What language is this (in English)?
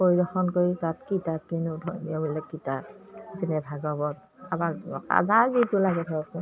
Assamese